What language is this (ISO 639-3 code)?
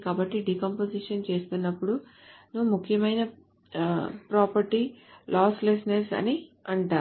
tel